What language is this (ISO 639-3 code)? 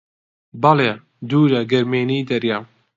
ckb